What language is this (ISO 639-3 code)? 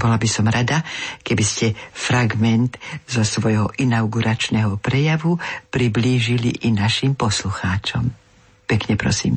slk